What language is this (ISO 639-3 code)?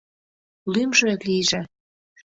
chm